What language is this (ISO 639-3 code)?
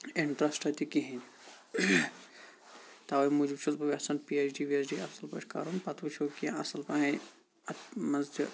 kas